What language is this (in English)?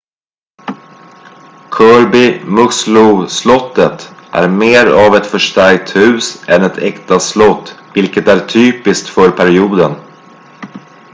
Swedish